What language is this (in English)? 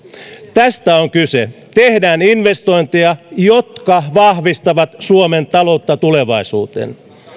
Finnish